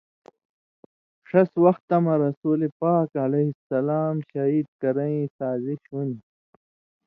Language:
Indus Kohistani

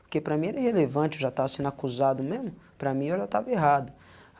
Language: Portuguese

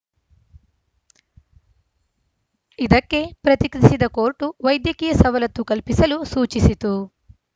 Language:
Kannada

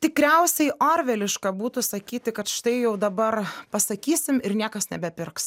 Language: Lithuanian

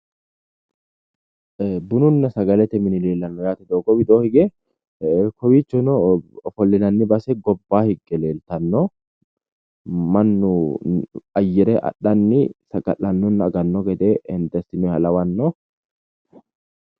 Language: Sidamo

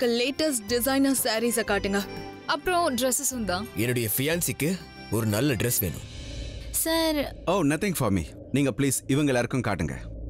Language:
Hindi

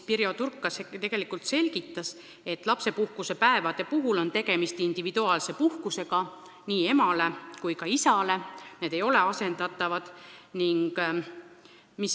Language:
Estonian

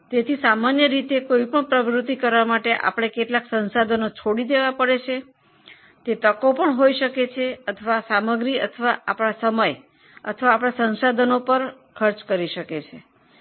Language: Gujarati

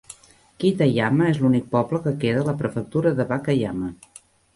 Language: Catalan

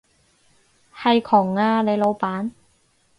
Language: Cantonese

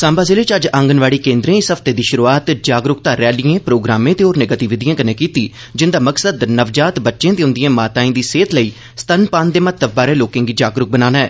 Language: Dogri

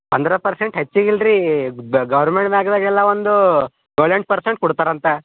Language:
Kannada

